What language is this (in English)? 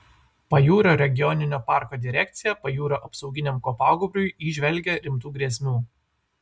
Lithuanian